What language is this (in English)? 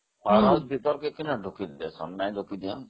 Odia